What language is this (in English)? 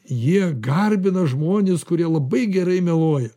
Lithuanian